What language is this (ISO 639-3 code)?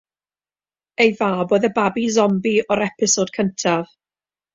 cym